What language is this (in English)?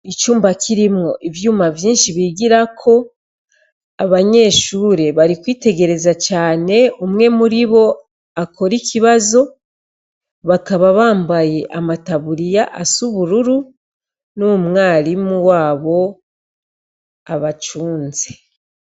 Rundi